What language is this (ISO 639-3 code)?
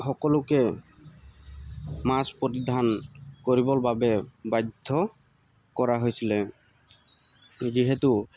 asm